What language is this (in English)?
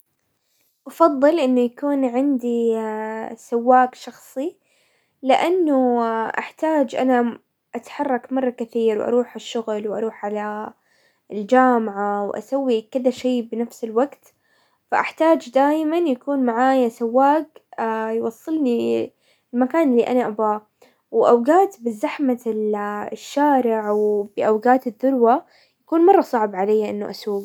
Hijazi Arabic